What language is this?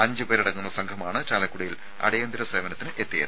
Malayalam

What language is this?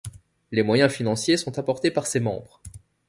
French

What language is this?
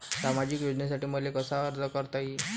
Marathi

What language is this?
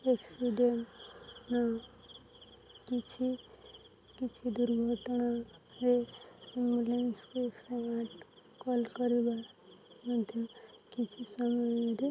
Odia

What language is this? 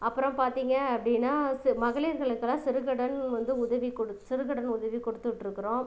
Tamil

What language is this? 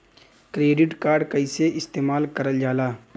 Bhojpuri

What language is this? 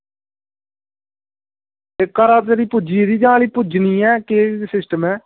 Dogri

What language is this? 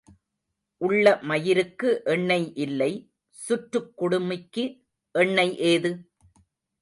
Tamil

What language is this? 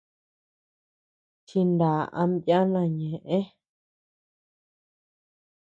Tepeuxila Cuicatec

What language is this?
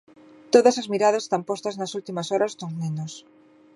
Galician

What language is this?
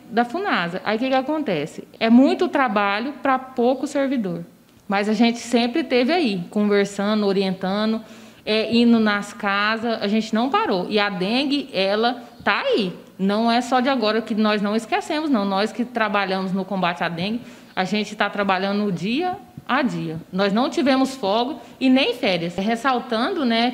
Portuguese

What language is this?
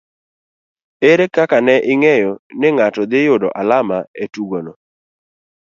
Luo (Kenya and Tanzania)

